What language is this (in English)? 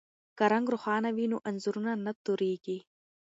Pashto